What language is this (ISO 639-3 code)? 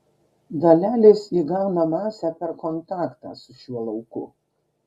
lit